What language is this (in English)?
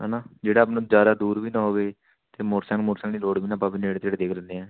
Punjabi